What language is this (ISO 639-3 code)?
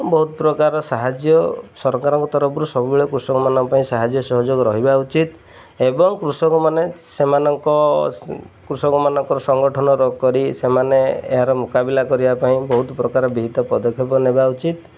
ori